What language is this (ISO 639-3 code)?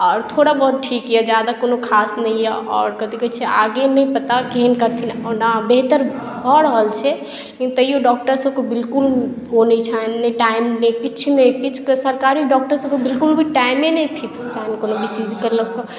mai